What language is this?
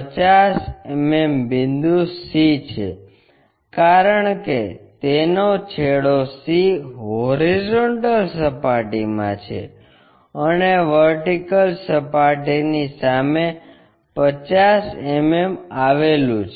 Gujarati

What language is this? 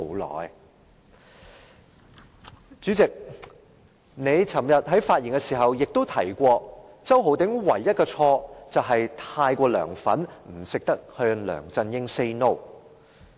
Cantonese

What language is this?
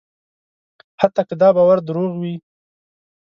Pashto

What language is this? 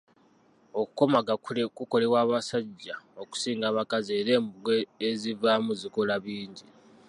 Ganda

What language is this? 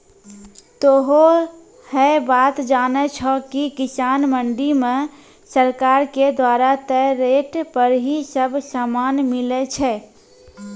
Maithili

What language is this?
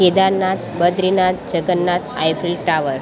Gujarati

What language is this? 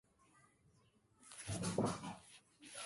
Tupuri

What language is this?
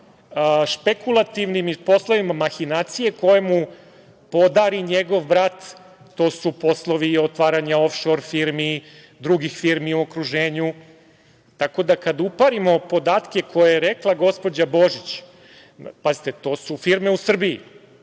Serbian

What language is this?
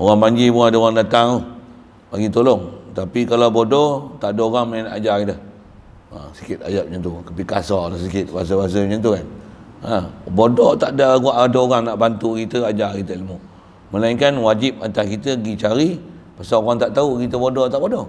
Malay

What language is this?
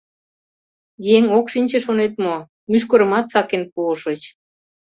Mari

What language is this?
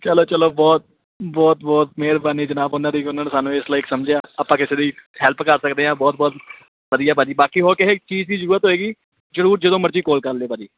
Punjabi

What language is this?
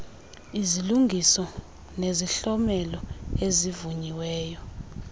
Xhosa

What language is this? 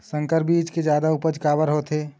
Chhattisgarhi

